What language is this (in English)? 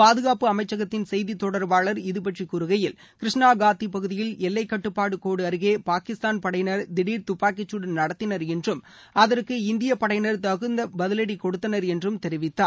Tamil